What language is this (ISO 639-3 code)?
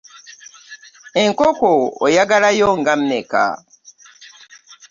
lug